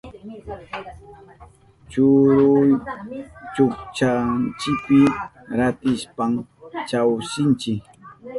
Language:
Southern Pastaza Quechua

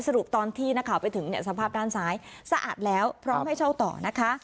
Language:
Thai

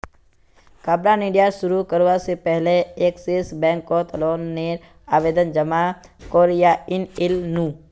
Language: Magahi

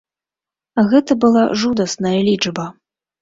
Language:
Belarusian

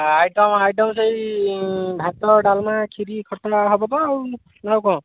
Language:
Odia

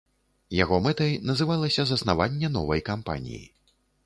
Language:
Belarusian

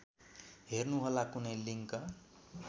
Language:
Nepali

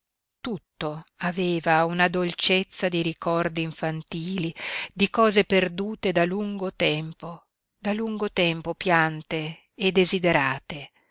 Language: Italian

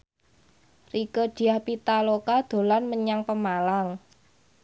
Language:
Javanese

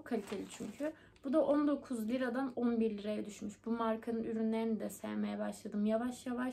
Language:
Turkish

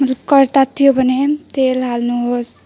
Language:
Nepali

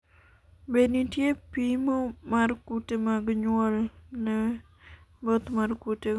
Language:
Luo (Kenya and Tanzania)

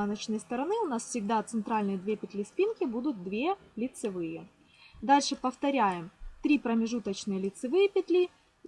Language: Russian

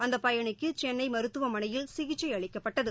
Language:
Tamil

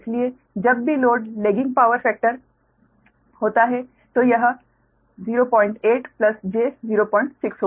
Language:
Hindi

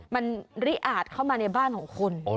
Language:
Thai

